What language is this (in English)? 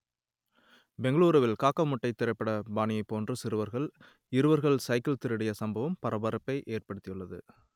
Tamil